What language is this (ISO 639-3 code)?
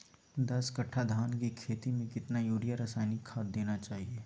mag